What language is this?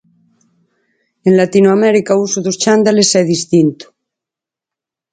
Galician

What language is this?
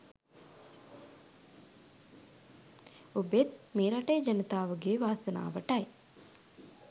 Sinhala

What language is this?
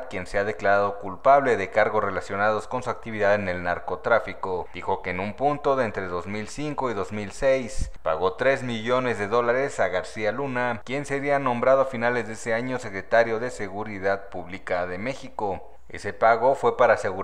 Spanish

